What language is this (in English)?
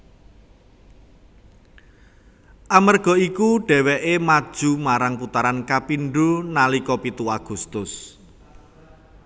Javanese